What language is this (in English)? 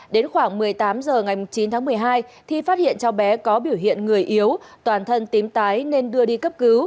Vietnamese